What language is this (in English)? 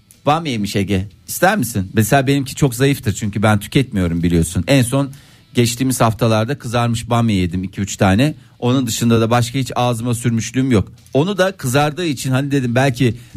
Turkish